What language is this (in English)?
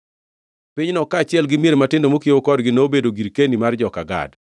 Luo (Kenya and Tanzania)